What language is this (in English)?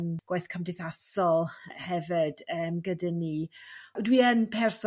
Welsh